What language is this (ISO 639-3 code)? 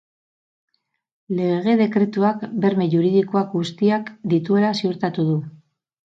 eus